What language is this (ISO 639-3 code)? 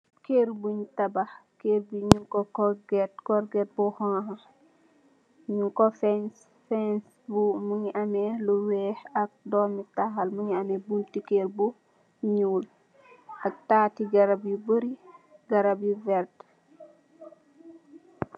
wol